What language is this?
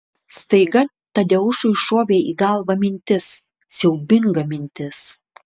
Lithuanian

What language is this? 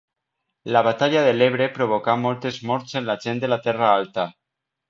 Catalan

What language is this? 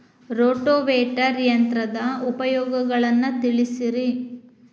Kannada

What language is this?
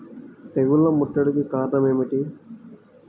Telugu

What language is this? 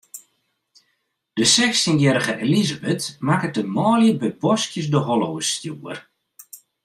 Western Frisian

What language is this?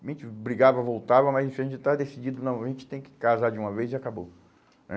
Portuguese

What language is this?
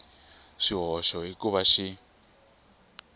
Tsonga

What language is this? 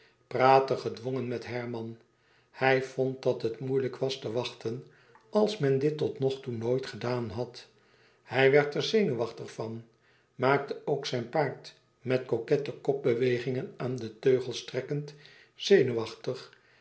Dutch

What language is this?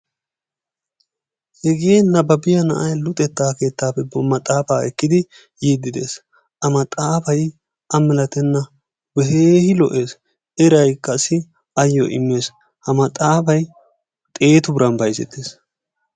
Wolaytta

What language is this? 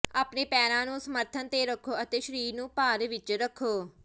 Punjabi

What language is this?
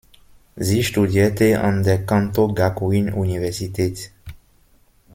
German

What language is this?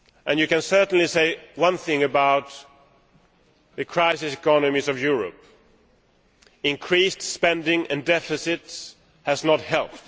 English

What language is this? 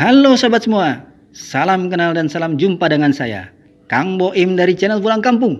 Indonesian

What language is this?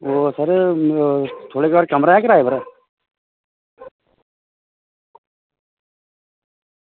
Dogri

